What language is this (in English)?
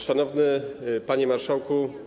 Polish